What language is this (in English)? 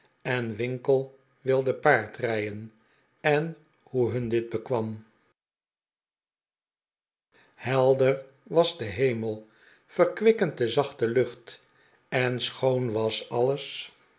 Dutch